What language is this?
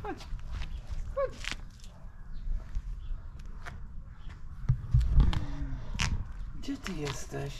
Polish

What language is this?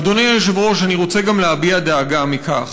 Hebrew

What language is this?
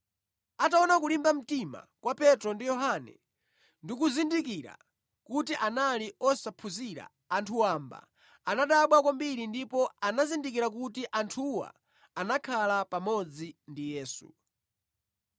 Nyanja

